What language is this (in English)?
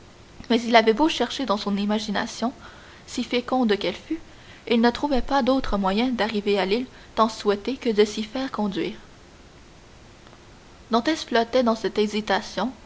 French